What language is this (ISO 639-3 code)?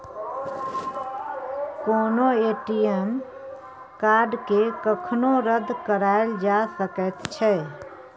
mai